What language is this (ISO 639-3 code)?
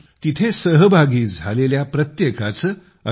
mar